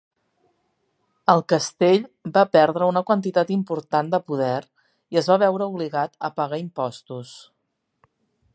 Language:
Catalan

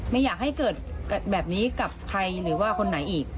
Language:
Thai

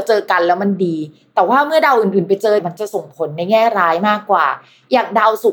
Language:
Thai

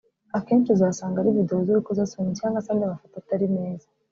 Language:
Kinyarwanda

